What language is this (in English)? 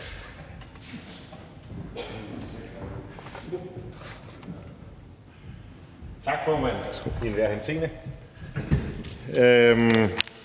Danish